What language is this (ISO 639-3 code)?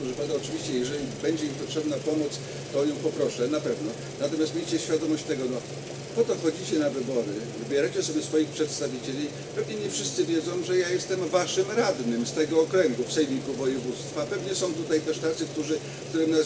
pol